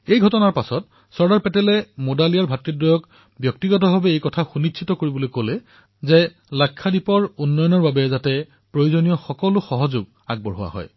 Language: Assamese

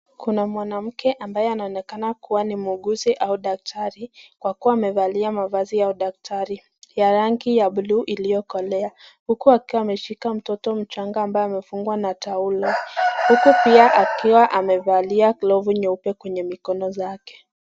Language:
Swahili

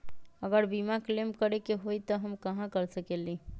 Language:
Magahi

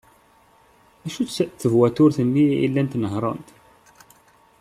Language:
Kabyle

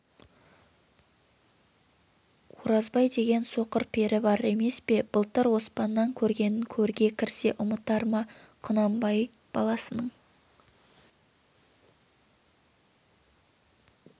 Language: Kazakh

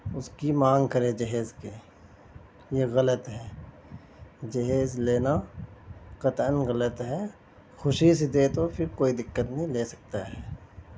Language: Urdu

